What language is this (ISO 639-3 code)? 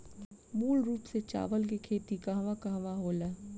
bho